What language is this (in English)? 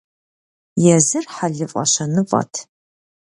Kabardian